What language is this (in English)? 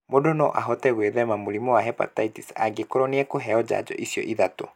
Kikuyu